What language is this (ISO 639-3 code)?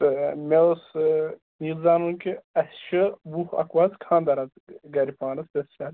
kas